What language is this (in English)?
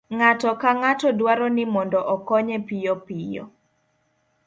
Luo (Kenya and Tanzania)